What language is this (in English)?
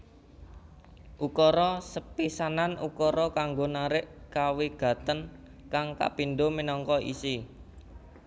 Javanese